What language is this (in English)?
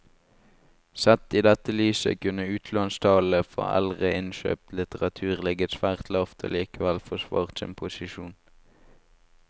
Norwegian